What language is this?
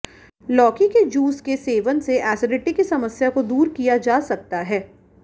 Hindi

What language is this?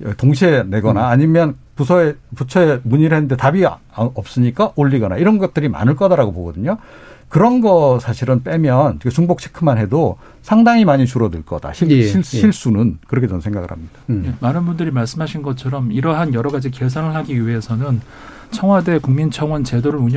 Korean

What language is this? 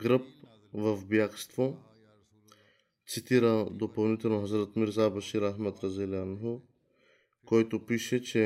Bulgarian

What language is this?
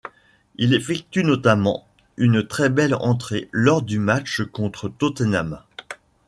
French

